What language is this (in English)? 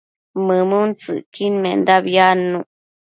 Matsés